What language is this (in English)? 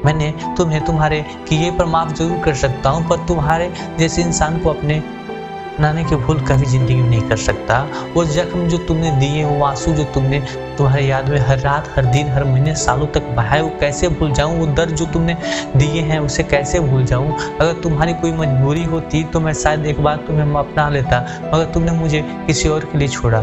Hindi